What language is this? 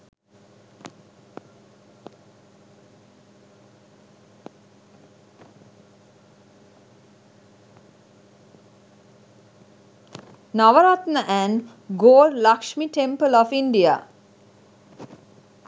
Sinhala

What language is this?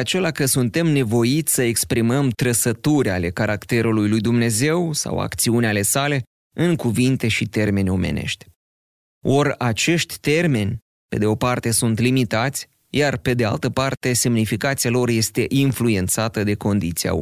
Romanian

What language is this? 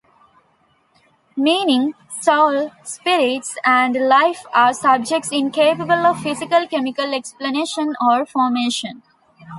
English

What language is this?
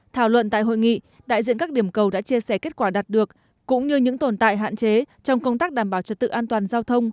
Vietnamese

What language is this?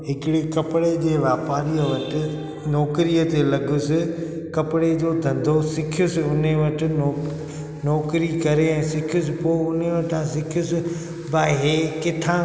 Sindhi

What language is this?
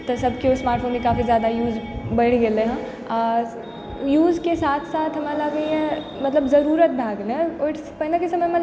Maithili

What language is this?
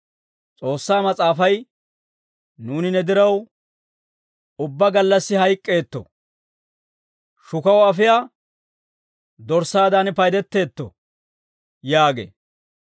Dawro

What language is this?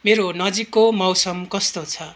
Nepali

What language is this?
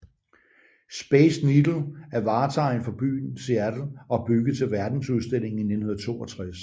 Danish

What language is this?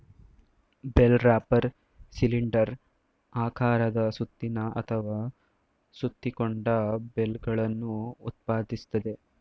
Kannada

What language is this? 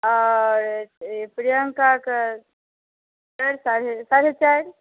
Maithili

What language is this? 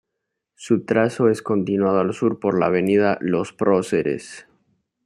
Spanish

